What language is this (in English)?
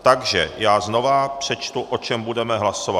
Czech